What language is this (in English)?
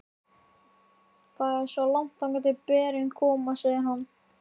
Icelandic